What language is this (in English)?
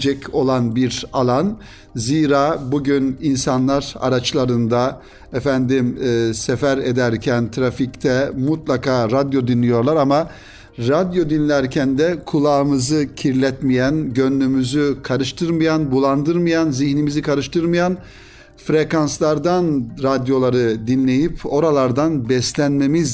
Turkish